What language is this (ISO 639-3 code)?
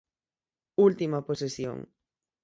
glg